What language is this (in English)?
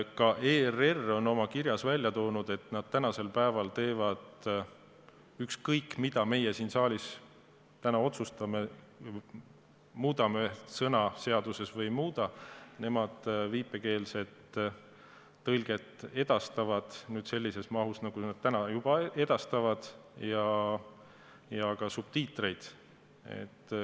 Estonian